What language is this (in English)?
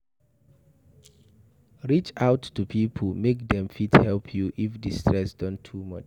Nigerian Pidgin